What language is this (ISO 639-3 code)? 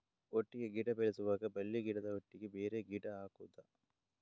kan